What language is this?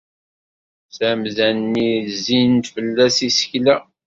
Kabyle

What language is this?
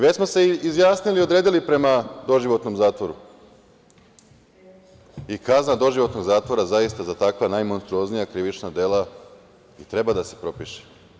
Serbian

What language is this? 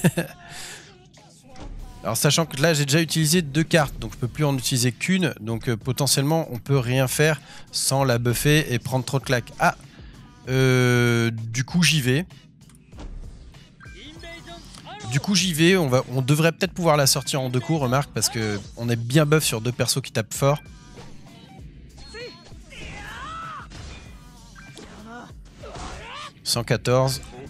French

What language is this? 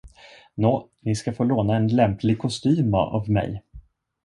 Swedish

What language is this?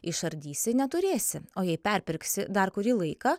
Lithuanian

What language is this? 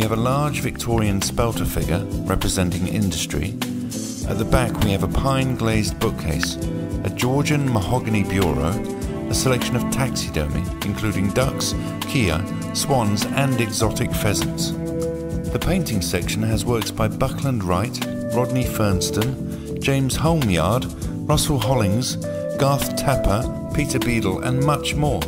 English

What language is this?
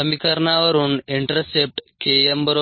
Marathi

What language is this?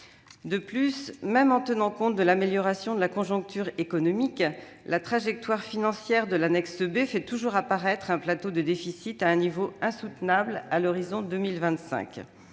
French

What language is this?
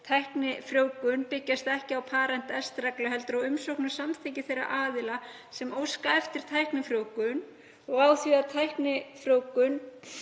Icelandic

